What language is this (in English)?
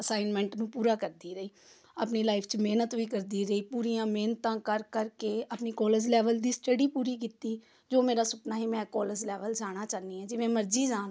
Punjabi